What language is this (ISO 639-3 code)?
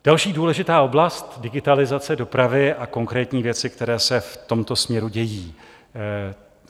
ces